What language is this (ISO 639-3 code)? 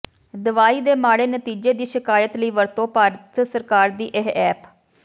pan